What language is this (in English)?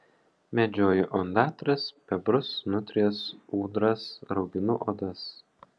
Lithuanian